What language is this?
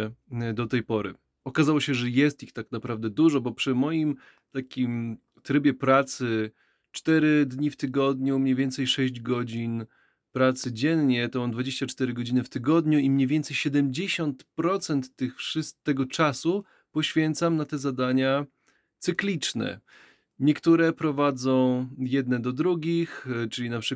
Polish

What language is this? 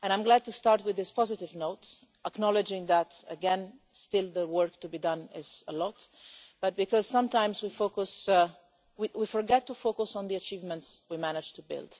English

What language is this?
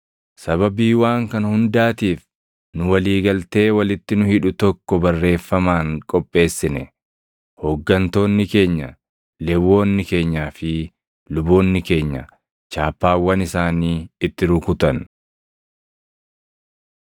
Oromo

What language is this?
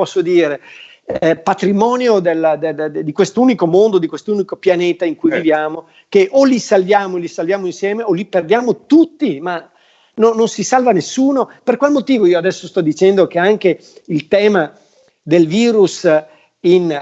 Italian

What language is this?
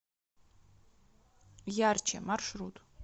Russian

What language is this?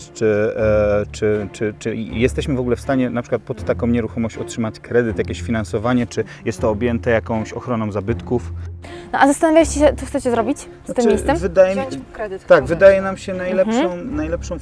Polish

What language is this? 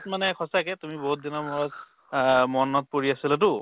Assamese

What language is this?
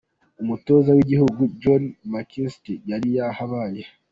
Kinyarwanda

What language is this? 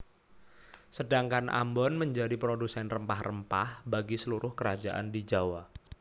Javanese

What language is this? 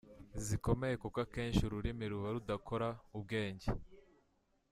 Kinyarwanda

